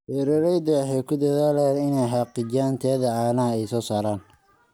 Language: Somali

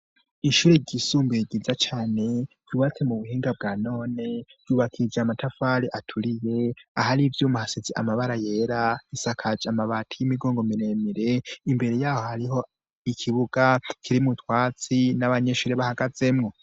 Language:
Rundi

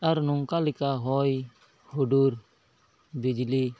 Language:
Santali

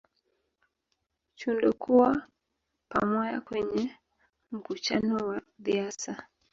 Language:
Swahili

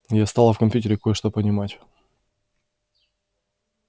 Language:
Russian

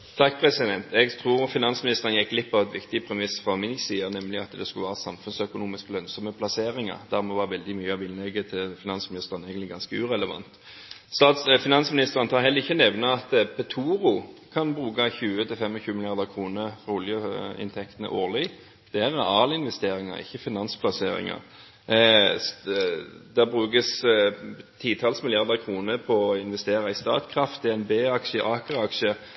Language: Norwegian Bokmål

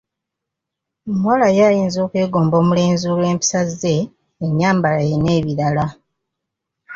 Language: Ganda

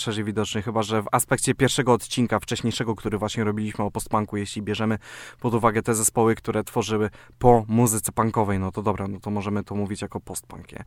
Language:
Polish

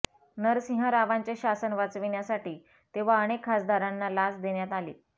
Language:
Marathi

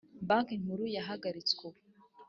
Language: Kinyarwanda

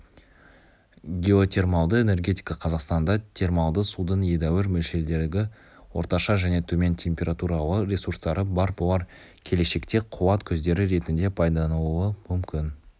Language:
Kazakh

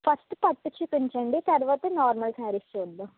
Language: Telugu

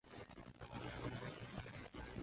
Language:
Chinese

